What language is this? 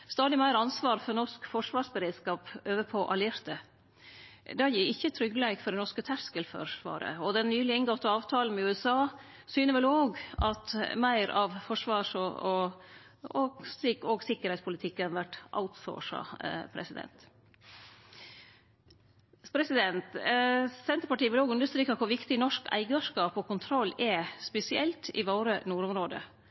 Norwegian Nynorsk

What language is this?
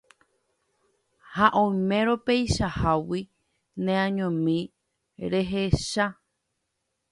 Guarani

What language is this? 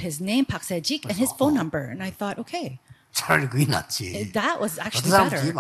Korean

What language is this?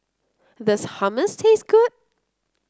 English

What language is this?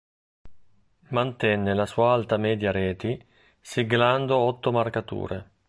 Italian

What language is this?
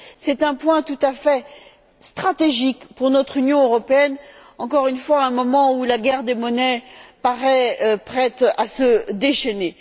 French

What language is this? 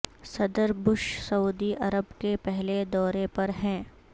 Urdu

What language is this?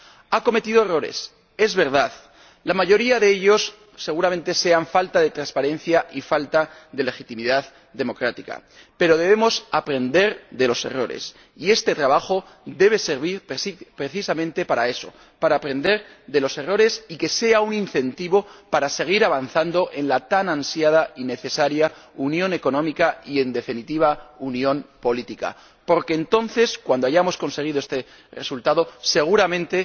Spanish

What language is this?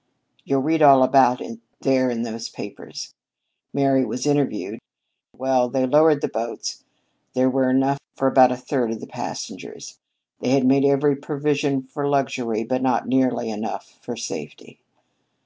English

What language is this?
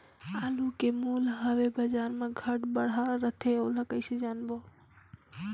Chhattisgarhi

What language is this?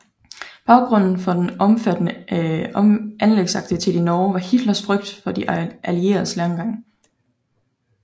Danish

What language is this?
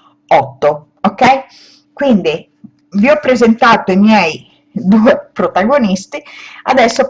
Italian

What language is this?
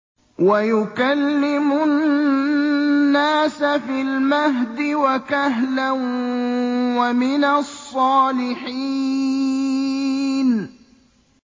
Arabic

